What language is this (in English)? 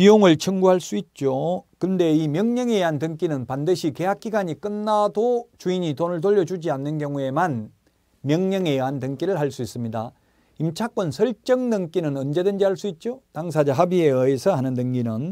Korean